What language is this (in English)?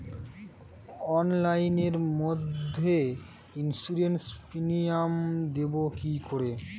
Bangla